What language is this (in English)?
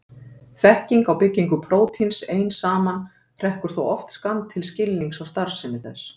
Icelandic